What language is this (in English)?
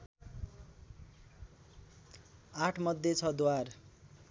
Nepali